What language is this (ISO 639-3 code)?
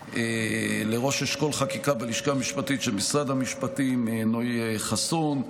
heb